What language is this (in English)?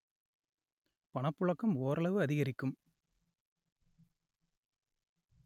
Tamil